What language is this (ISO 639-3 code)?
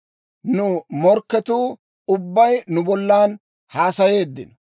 dwr